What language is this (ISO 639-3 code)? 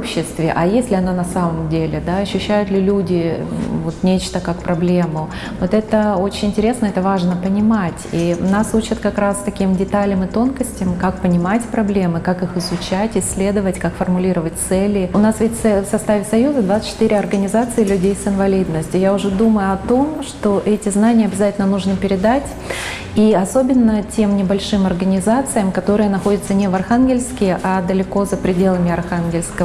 rus